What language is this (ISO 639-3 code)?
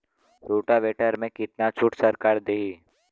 bho